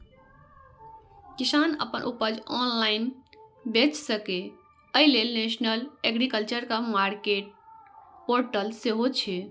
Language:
Maithili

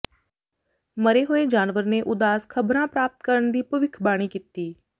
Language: Punjabi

